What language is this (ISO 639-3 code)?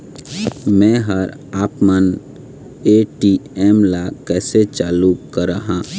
hne